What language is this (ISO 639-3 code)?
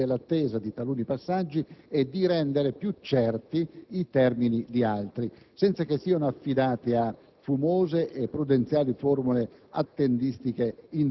ita